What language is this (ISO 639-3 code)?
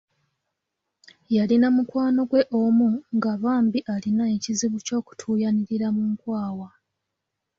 lug